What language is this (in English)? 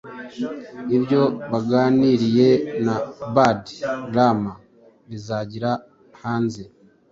Kinyarwanda